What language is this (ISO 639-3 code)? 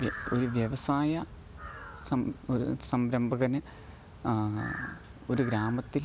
mal